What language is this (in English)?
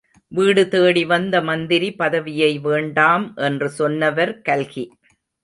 Tamil